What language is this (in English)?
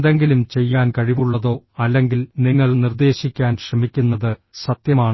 Malayalam